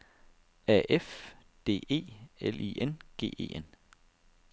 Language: Danish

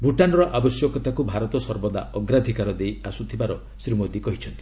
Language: Odia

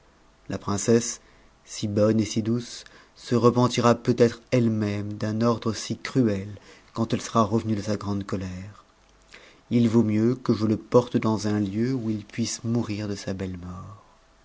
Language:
French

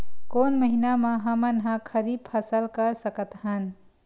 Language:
Chhattisgarhi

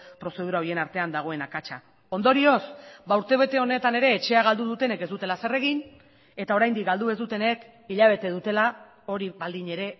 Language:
Basque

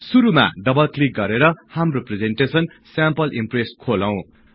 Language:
Nepali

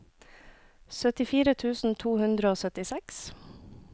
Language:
Norwegian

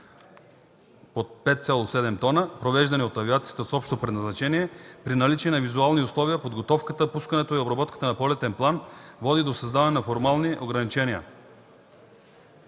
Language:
Bulgarian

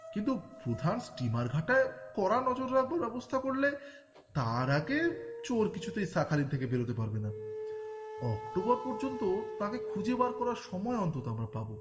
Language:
Bangla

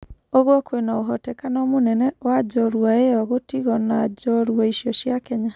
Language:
Kikuyu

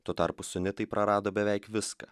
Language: Lithuanian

